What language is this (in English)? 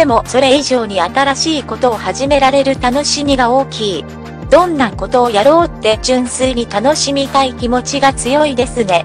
Japanese